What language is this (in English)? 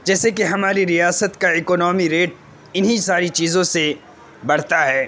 Urdu